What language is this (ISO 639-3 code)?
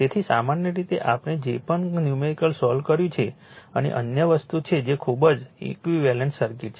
guj